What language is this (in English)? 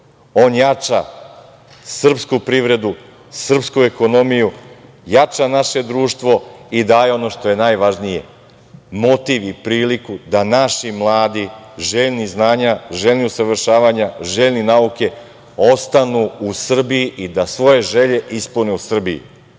Serbian